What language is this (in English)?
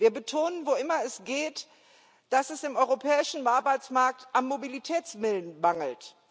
German